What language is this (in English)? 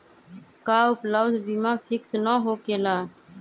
Magahi